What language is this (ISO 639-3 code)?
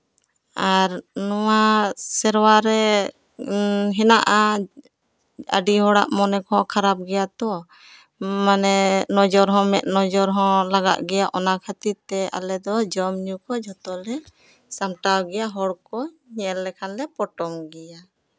sat